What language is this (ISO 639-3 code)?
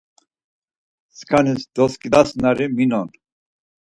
lzz